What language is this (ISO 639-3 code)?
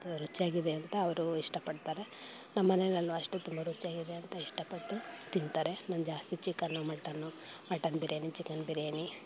kan